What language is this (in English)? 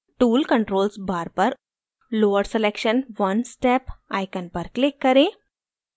Hindi